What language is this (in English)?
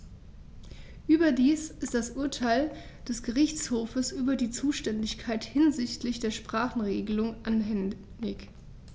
German